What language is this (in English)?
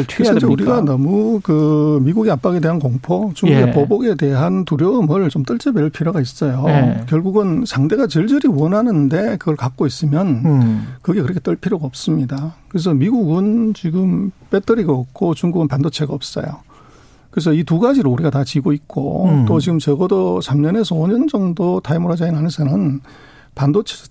Korean